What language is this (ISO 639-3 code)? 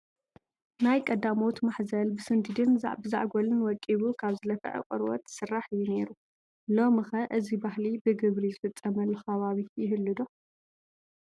tir